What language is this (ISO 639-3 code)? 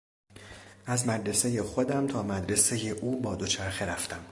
fas